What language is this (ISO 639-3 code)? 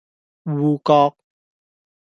yue